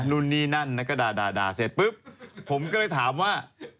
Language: Thai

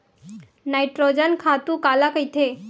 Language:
Chhattisgarhi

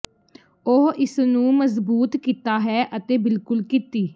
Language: Punjabi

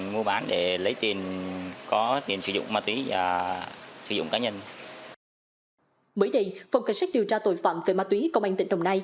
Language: Vietnamese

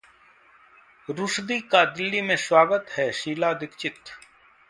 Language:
Hindi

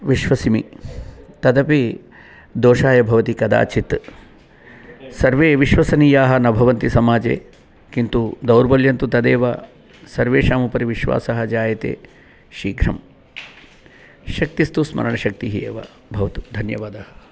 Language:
Sanskrit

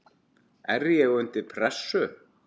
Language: Icelandic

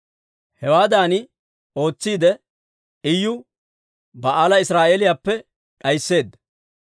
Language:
Dawro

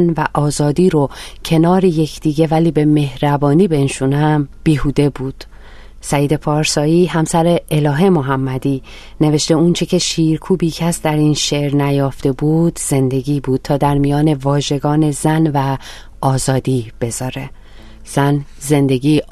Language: Persian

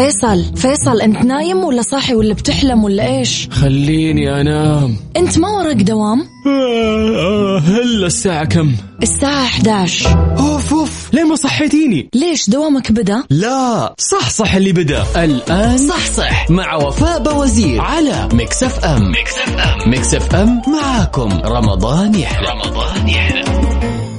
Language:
Arabic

